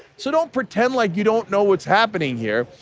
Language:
English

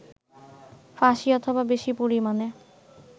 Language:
Bangla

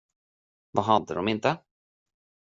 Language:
Swedish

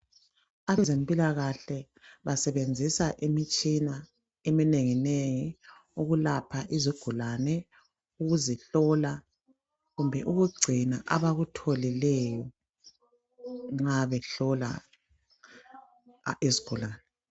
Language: North Ndebele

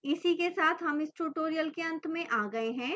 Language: Hindi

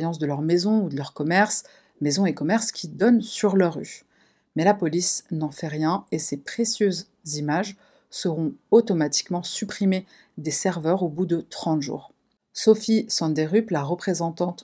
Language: French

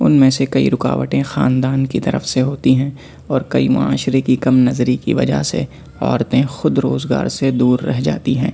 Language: Urdu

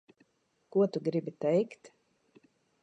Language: Latvian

